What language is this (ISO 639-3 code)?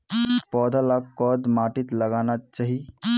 mag